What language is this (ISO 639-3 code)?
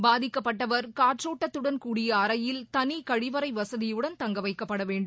tam